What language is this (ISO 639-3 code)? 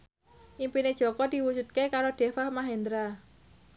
jav